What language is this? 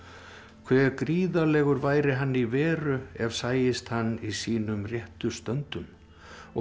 Icelandic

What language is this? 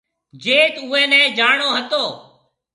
Marwari (Pakistan)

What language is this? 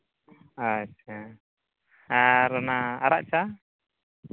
Santali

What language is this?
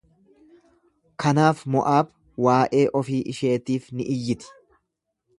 Oromo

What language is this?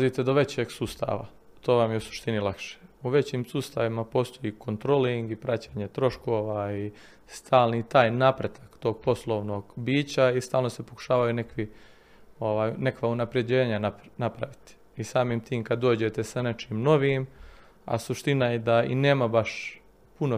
Croatian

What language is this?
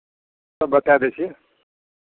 Maithili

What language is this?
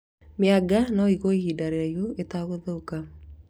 Kikuyu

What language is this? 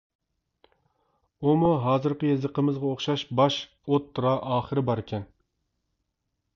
Uyghur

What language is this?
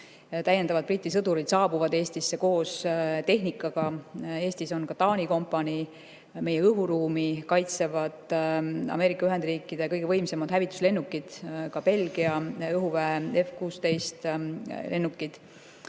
Estonian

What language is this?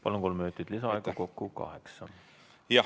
Estonian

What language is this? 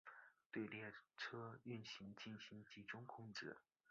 Chinese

